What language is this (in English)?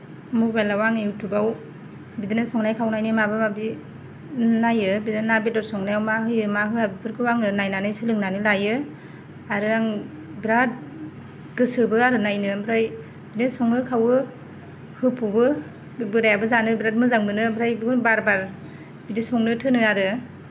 Bodo